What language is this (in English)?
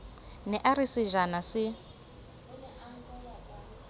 Southern Sotho